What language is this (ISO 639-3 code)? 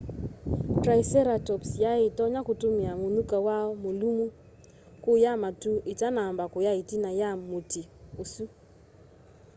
kam